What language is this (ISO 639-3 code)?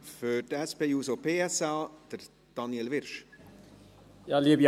gsw